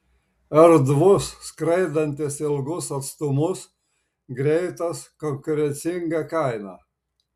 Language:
Lithuanian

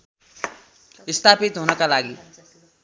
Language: Nepali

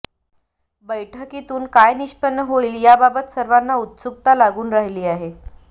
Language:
Marathi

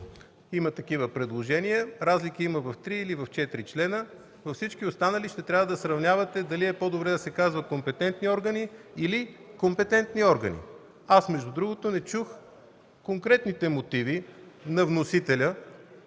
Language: Bulgarian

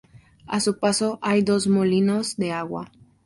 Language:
Spanish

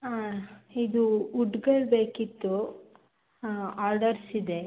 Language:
Kannada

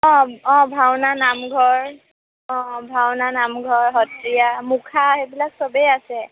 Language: Assamese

